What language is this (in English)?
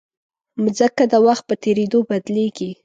Pashto